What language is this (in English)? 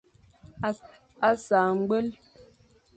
Fang